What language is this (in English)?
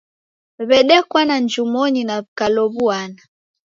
Taita